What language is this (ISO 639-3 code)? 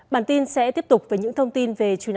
vie